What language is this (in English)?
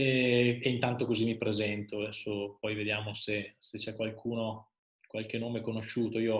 Italian